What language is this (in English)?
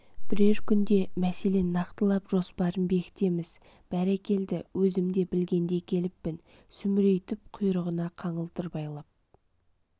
Kazakh